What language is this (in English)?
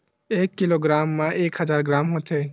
Chhattisgarhi